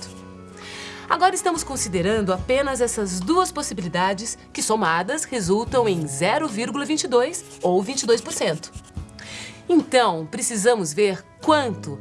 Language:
Portuguese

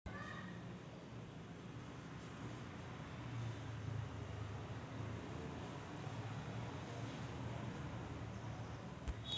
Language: Marathi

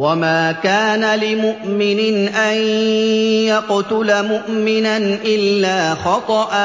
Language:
Arabic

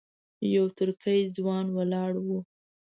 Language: Pashto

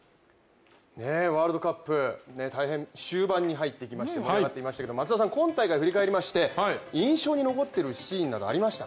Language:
Japanese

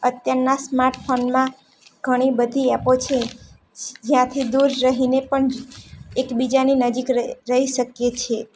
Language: Gujarati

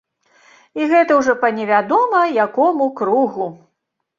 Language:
Belarusian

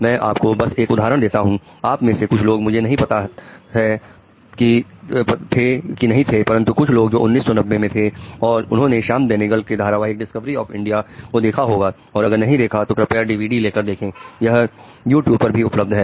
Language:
Hindi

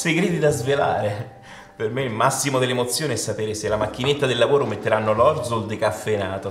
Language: Italian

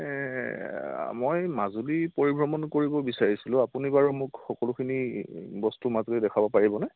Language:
Assamese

